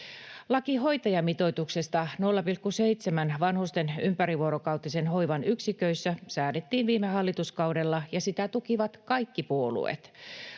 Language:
Finnish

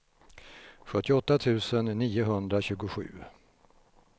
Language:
Swedish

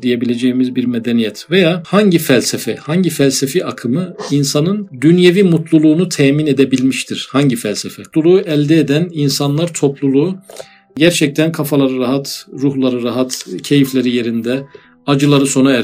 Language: Turkish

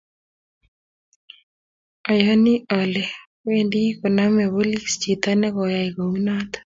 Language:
Kalenjin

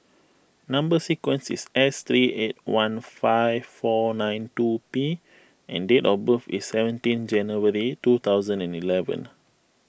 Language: English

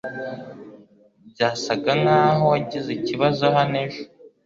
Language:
Kinyarwanda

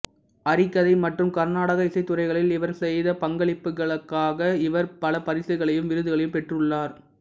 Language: Tamil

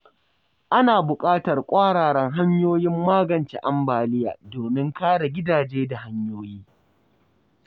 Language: Hausa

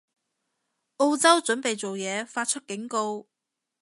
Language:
Cantonese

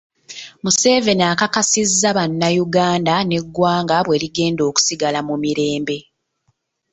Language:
Ganda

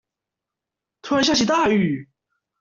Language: Chinese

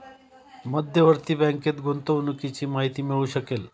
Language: Marathi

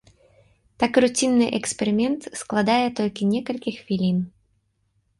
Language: Belarusian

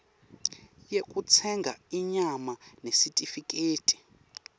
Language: Swati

